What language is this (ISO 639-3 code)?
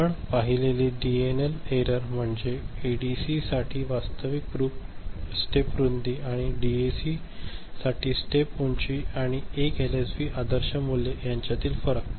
mar